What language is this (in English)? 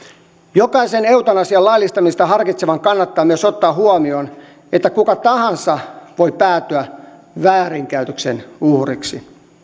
Finnish